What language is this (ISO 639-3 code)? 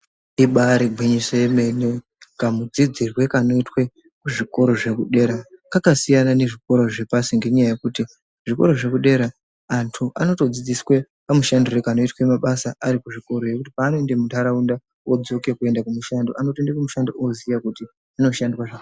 ndc